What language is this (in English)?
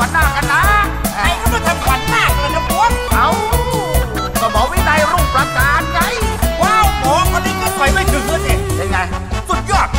Thai